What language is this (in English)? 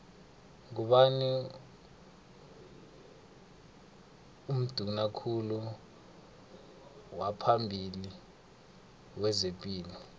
South Ndebele